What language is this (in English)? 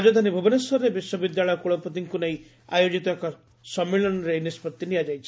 Odia